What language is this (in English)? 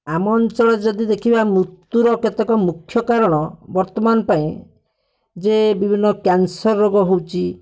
Odia